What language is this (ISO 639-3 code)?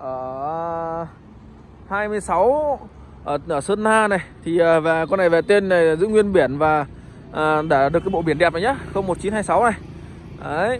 vie